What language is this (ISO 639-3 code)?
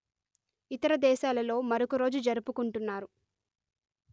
tel